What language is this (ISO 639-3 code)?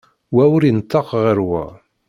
kab